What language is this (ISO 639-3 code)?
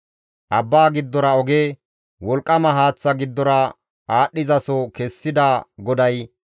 gmv